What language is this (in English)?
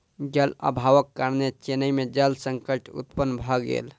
Maithili